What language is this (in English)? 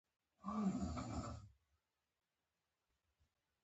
Pashto